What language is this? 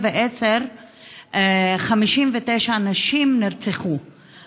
Hebrew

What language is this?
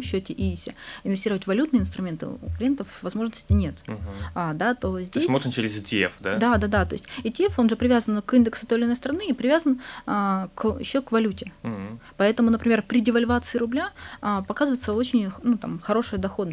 Russian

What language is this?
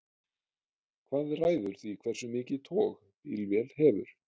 Icelandic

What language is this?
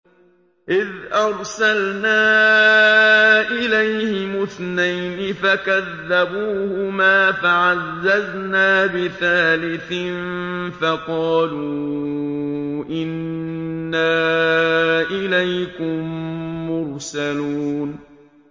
Arabic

